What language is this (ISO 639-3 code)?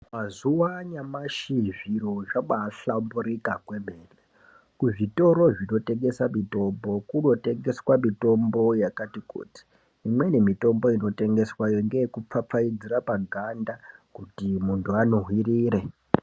ndc